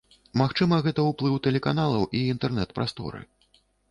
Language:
Belarusian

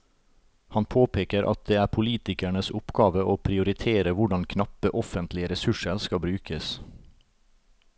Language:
Norwegian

